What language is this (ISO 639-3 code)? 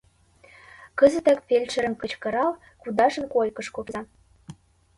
chm